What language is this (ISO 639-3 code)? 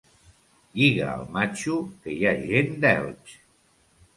cat